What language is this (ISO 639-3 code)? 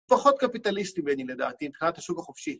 heb